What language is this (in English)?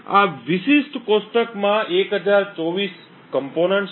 Gujarati